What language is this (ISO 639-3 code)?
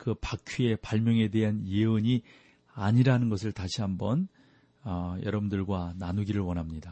kor